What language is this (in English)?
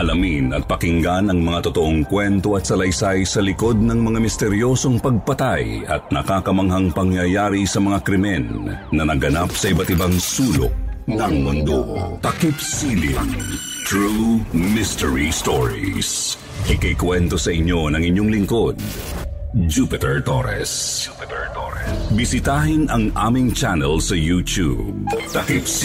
Filipino